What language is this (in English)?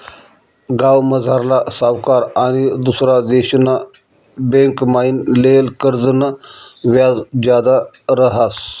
Marathi